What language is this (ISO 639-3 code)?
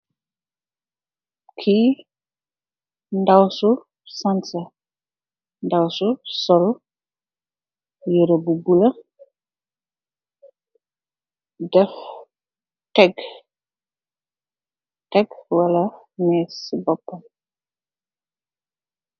wol